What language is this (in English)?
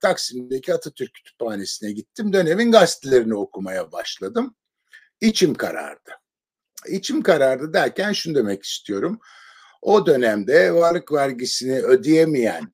Turkish